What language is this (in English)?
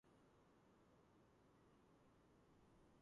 Georgian